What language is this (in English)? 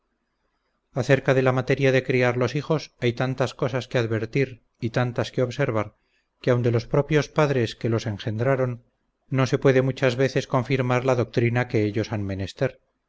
Spanish